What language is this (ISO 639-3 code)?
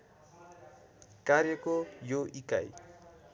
nep